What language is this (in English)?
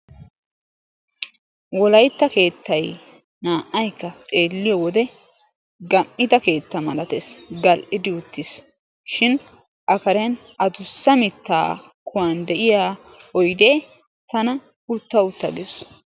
Wolaytta